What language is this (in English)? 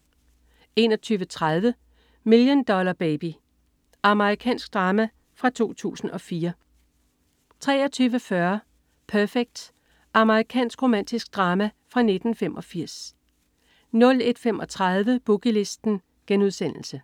Danish